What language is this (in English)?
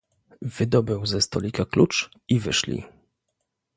Polish